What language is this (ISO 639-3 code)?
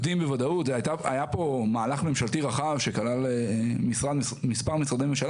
heb